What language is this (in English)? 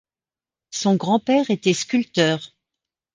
French